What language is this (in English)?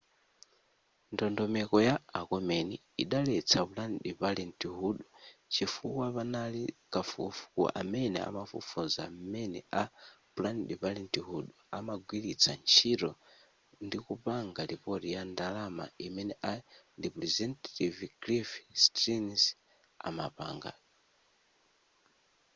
Nyanja